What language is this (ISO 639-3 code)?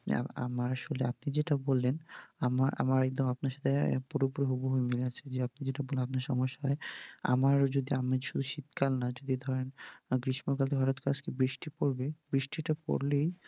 ben